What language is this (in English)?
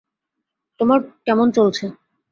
Bangla